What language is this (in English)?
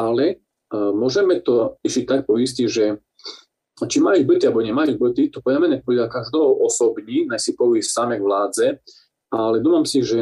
Slovak